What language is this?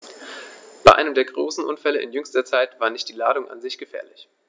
German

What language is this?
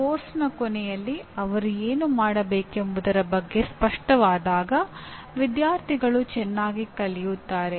Kannada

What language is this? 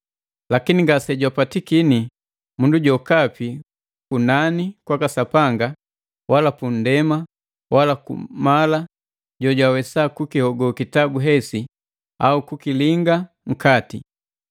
Matengo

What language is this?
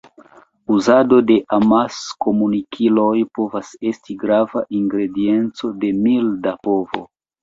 Esperanto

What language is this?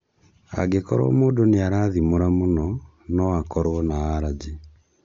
Kikuyu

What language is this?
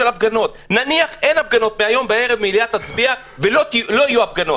Hebrew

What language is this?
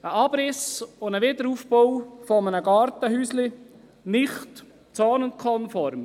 Swiss German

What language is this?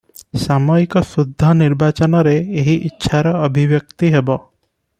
Odia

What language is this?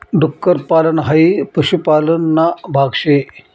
Marathi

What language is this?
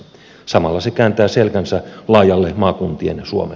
Finnish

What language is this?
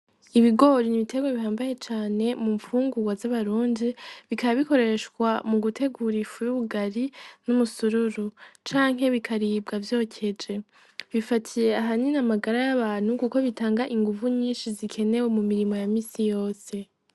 Rundi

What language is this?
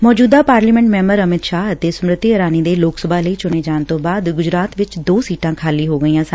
Punjabi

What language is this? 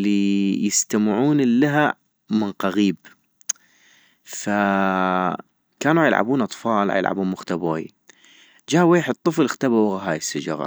North Mesopotamian Arabic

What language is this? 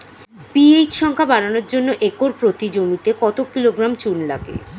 Bangla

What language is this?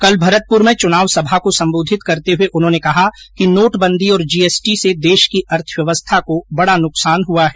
Hindi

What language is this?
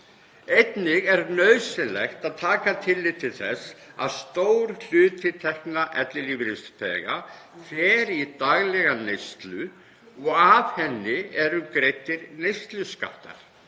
Icelandic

